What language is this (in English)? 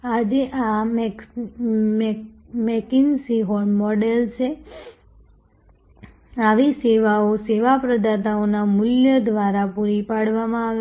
Gujarati